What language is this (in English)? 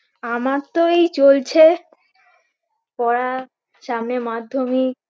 Bangla